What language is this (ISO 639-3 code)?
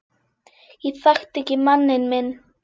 isl